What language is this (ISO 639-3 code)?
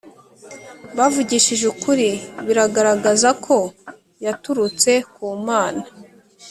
kin